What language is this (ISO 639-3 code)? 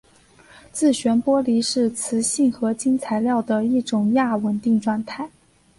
zho